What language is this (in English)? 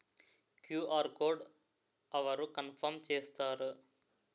Telugu